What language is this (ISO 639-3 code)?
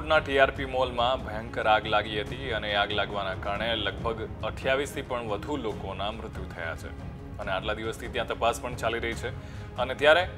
guj